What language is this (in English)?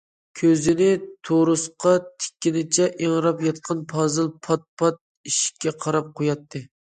Uyghur